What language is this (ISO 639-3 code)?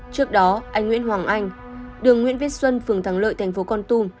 vie